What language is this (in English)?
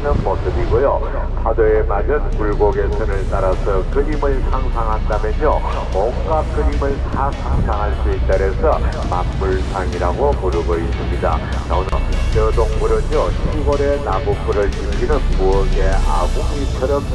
Korean